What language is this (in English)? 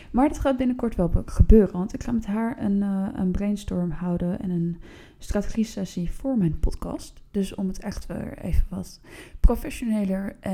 Dutch